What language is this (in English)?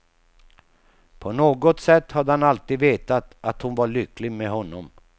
Swedish